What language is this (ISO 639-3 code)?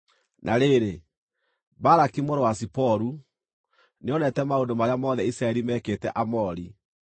kik